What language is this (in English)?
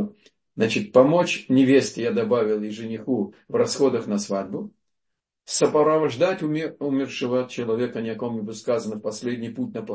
Russian